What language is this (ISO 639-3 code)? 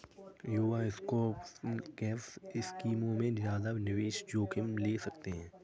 hin